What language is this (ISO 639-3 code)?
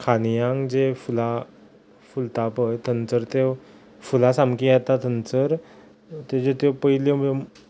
kok